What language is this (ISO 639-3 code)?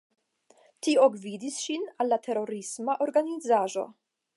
epo